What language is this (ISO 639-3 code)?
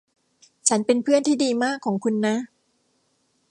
tha